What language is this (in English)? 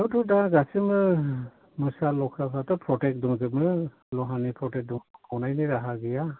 Bodo